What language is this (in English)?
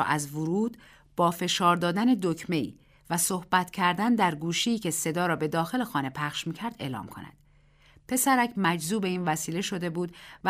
Persian